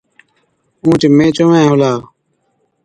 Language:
Od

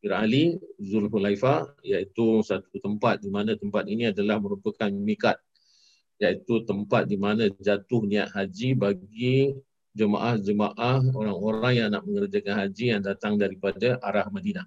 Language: Malay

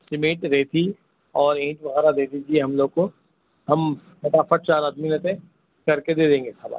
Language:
Urdu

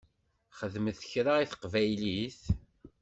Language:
Kabyle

